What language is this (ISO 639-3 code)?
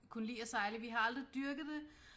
dan